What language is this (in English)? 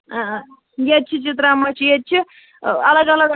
Kashmiri